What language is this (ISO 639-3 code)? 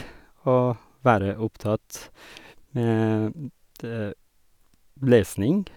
nor